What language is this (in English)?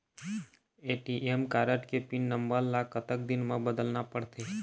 Chhattisgarhi